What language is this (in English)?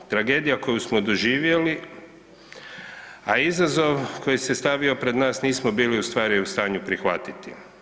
Croatian